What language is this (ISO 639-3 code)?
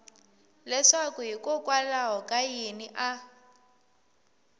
tso